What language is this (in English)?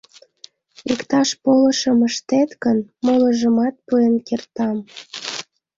Mari